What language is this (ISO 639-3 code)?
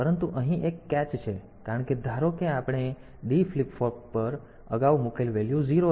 guj